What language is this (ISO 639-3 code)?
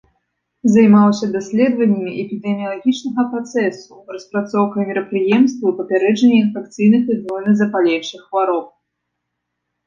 bel